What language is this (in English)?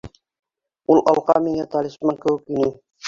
Bashkir